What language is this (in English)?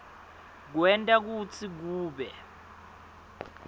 Swati